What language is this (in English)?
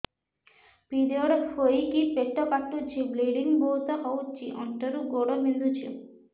Odia